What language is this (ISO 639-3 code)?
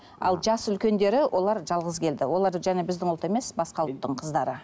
kaz